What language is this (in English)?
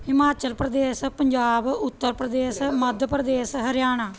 Punjabi